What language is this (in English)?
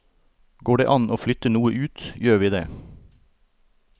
Norwegian